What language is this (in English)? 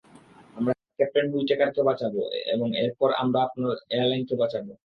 Bangla